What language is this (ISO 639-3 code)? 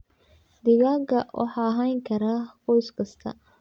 som